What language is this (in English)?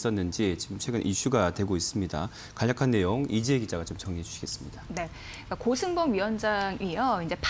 Korean